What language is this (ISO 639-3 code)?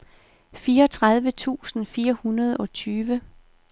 dan